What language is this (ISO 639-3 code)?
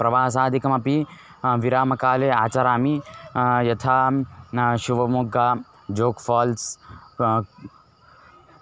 san